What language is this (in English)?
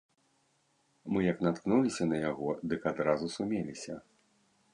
Belarusian